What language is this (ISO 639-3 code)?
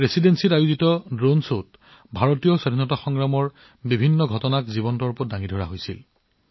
asm